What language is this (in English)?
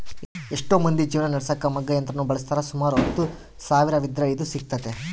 Kannada